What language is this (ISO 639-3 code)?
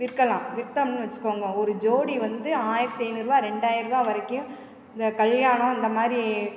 tam